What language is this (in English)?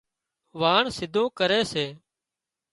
Wadiyara Koli